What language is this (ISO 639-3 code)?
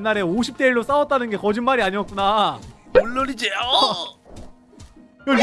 kor